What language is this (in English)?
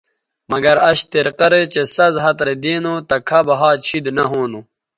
Bateri